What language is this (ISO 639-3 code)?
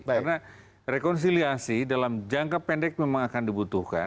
ind